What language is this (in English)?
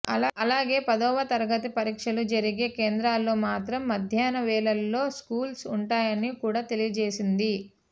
Telugu